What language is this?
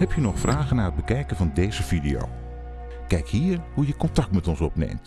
Dutch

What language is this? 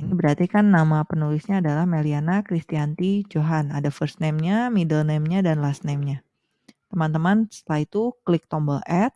Indonesian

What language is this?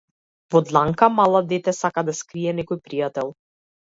Macedonian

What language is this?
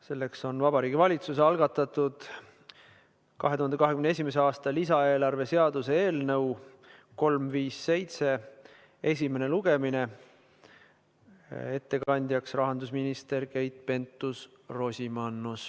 Estonian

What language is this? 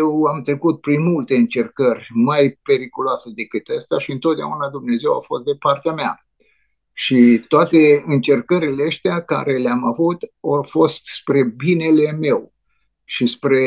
Romanian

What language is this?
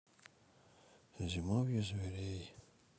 Russian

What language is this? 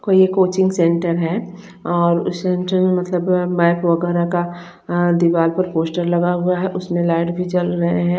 Hindi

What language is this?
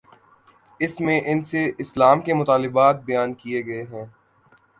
Urdu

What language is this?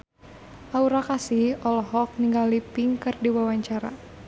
Sundanese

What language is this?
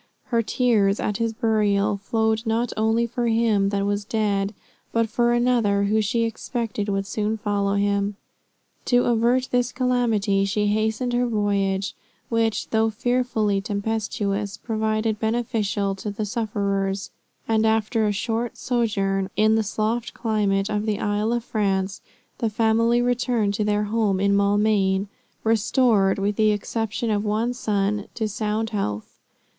English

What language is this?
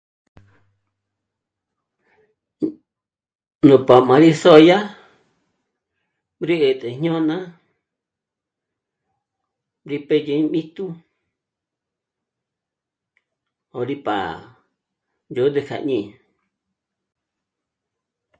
Michoacán Mazahua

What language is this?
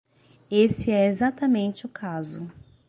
Portuguese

